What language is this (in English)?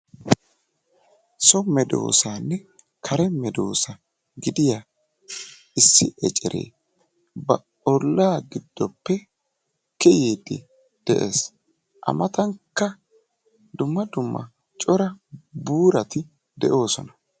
Wolaytta